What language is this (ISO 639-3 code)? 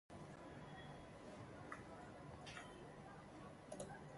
ibo